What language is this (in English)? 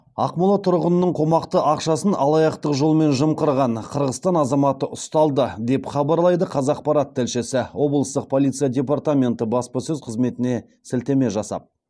Kazakh